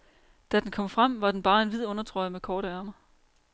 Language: Danish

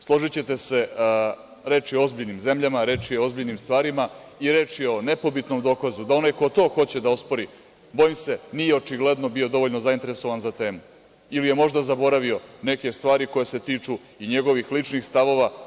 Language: Serbian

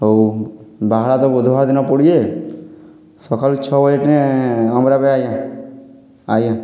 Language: Odia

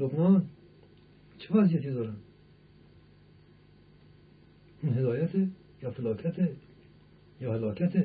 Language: Persian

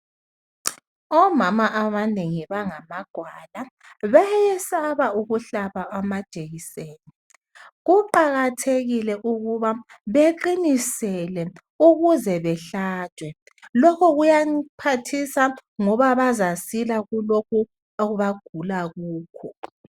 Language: North Ndebele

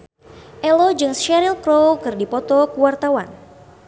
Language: Sundanese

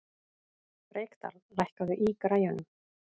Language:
Icelandic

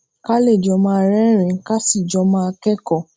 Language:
Yoruba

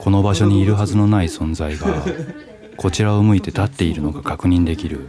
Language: Japanese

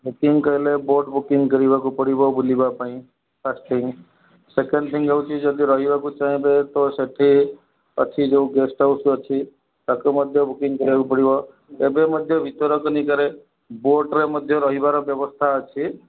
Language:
Odia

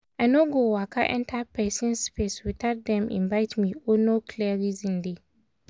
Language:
Nigerian Pidgin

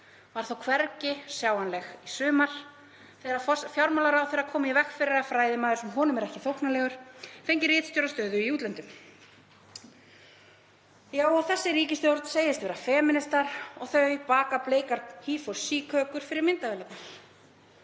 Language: Icelandic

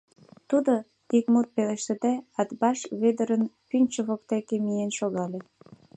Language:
Mari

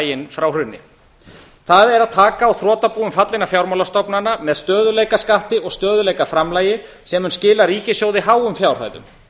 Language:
Icelandic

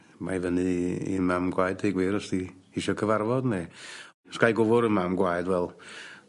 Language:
Welsh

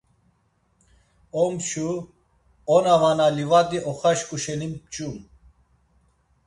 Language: Laz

